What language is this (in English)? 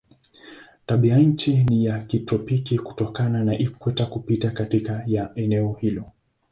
Swahili